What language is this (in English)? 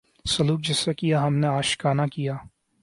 Urdu